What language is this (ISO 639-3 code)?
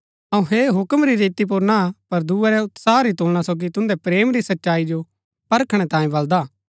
gbk